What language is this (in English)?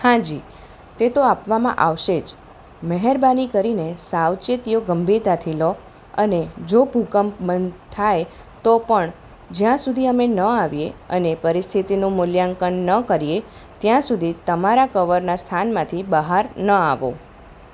Gujarati